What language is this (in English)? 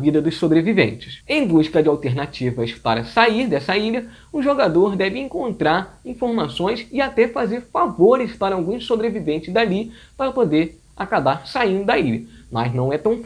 Portuguese